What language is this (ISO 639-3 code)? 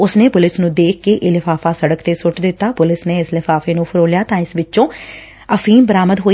pan